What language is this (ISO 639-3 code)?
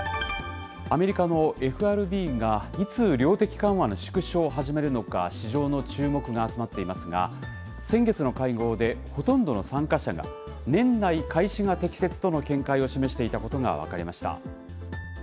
jpn